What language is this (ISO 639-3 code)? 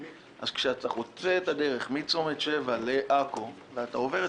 heb